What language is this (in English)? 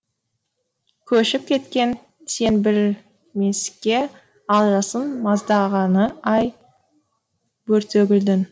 Kazakh